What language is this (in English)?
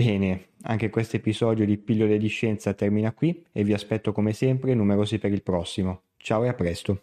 Italian